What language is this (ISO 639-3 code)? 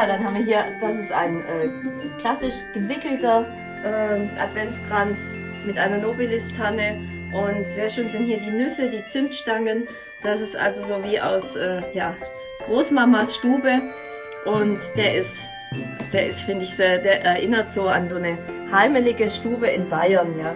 deu